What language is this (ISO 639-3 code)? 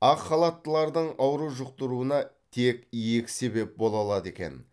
kaz